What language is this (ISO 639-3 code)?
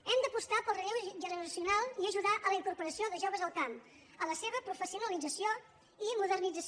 cat